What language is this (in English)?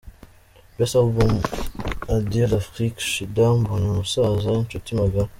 Kinyarwanda